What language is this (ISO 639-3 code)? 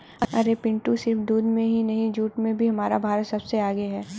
hin